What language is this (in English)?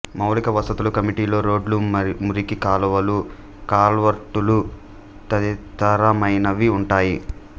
Telugu